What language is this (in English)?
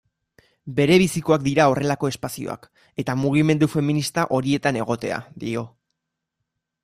Basque